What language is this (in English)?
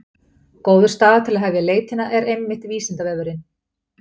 Icelandic